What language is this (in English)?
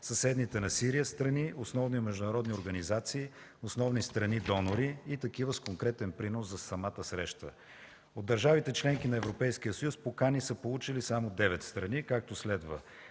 Bulgarian